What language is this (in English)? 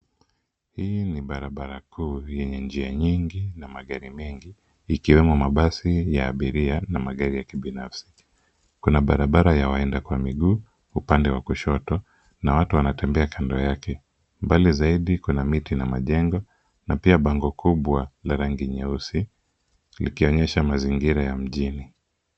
Swahili